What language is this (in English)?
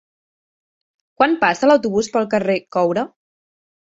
Catalan